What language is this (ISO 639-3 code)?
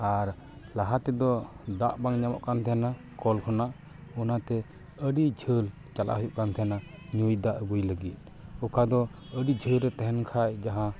sat